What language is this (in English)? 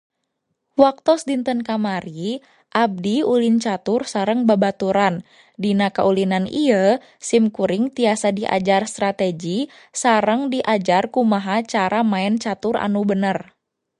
Sundanese